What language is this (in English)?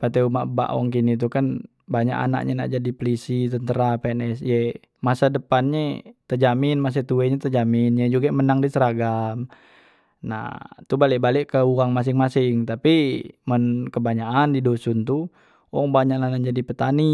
Musi